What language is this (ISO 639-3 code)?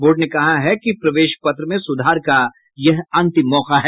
hin